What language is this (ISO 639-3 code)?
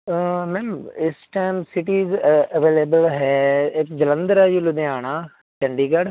pan